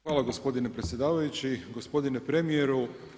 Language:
Croatian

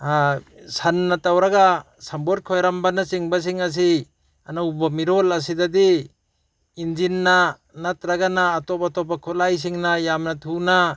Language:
Manipuri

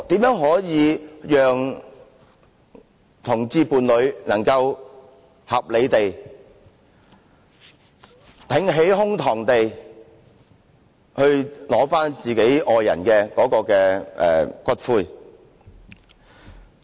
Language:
Cantonese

